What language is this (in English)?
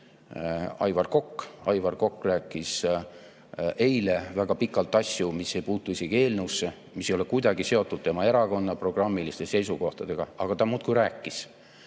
Estonian